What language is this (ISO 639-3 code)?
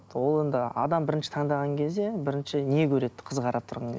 kaz